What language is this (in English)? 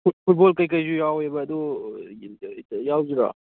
Manipuri